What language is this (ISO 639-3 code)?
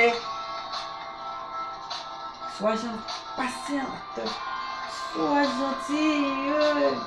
fra